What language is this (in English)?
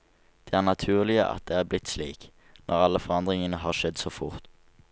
Norwegian